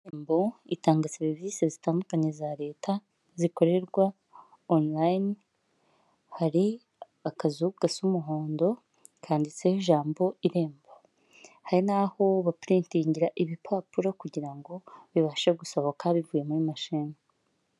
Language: Kinyarwanda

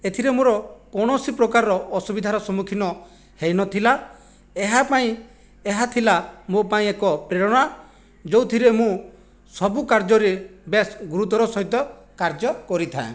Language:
Odia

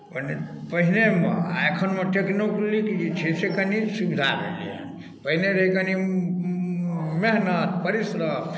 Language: Maithili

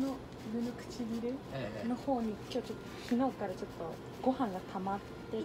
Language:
Japanese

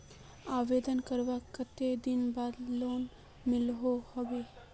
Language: Magahi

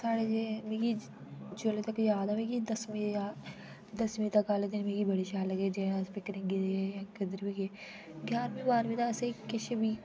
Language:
Dogri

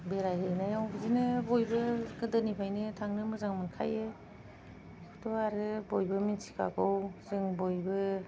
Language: Bodo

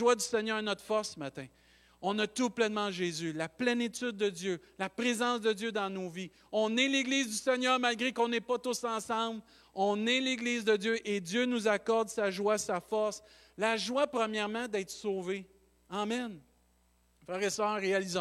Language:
French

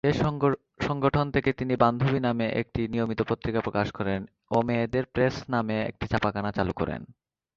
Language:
Bangla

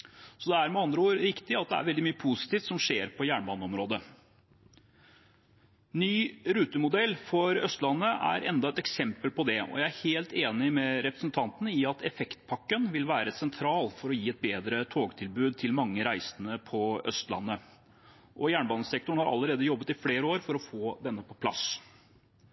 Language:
Norwegian Bokmål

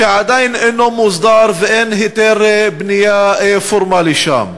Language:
Hebrew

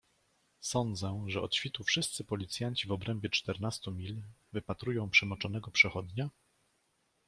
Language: Polish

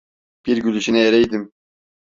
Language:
Turkish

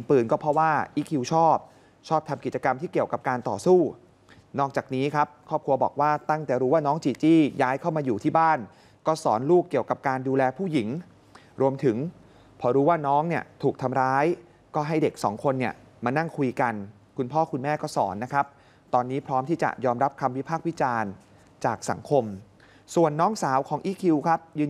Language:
Thai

